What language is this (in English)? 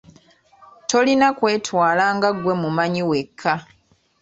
Ganda